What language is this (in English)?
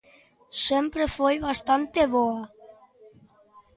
Galician